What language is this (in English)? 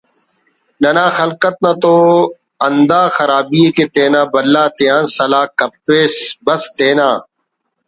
Brahui